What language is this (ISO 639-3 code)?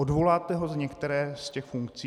ces